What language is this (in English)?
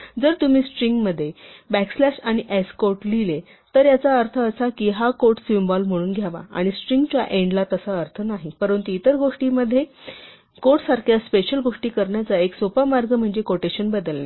Marathi